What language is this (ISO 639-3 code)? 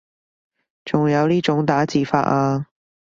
yue